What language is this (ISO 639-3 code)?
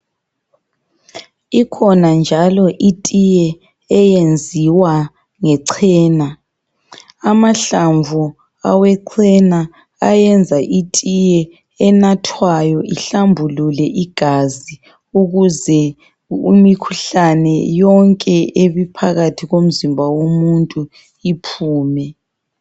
nde